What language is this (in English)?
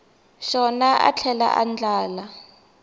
Tsonga